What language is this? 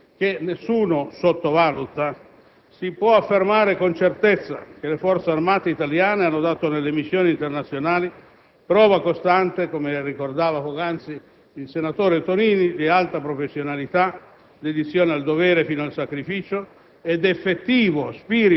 Italian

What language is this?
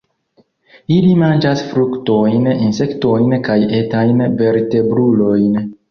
Esperanto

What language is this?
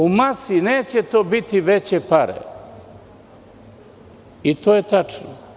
Serbian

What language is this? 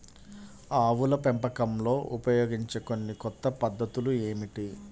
Telugu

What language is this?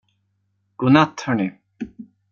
Swedish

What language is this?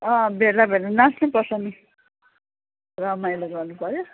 Nepali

